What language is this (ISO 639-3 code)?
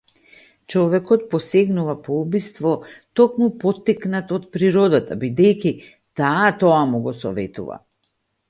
mkd